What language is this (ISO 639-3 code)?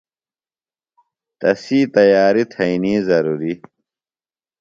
phl